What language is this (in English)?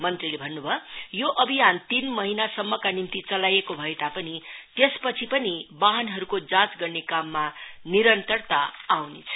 Nepali